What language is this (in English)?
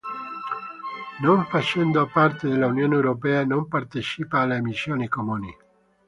Italian